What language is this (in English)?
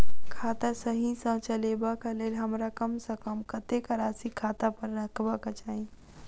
Maithili